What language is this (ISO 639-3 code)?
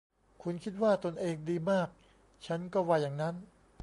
tha